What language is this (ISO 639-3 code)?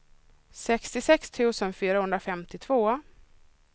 swe